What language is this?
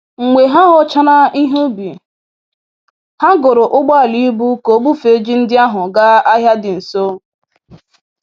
Igbo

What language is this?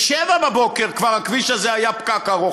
Hebrew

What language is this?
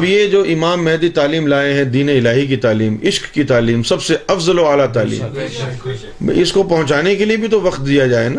Urdu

